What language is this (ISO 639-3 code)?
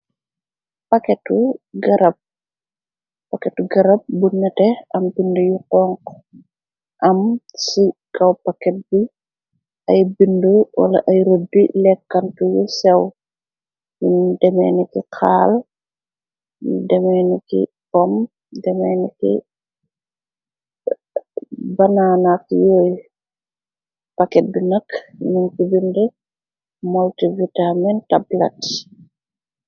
wol